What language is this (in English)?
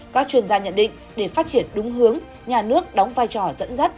Vietnamese